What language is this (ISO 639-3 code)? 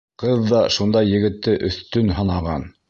bak